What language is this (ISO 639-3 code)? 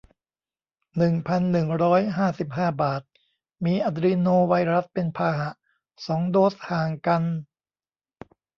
tha